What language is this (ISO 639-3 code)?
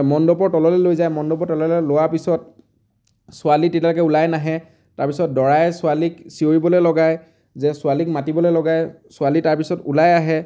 asm